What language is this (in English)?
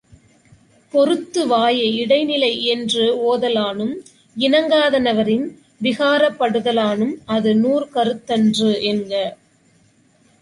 Tamil